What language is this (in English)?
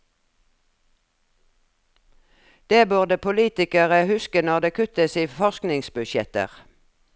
Norwegian